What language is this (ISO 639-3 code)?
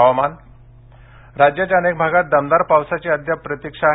mar